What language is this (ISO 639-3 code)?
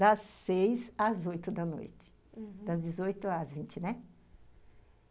por